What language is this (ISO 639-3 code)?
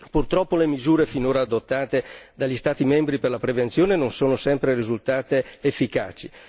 ita